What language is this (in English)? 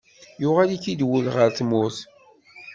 Kabyle